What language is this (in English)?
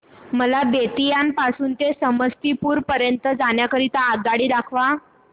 Marathi